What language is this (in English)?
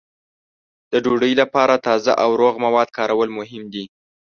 Pashto